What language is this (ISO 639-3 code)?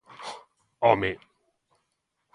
glg